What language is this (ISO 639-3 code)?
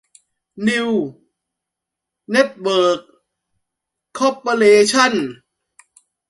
tha